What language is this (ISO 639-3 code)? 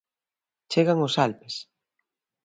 glg